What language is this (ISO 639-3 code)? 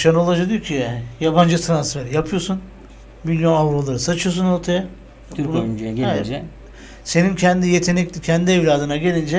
tur